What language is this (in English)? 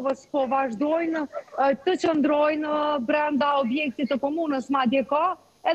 Romanian